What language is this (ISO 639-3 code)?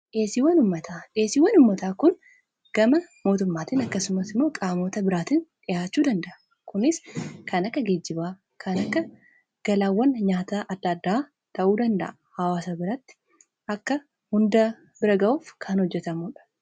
orm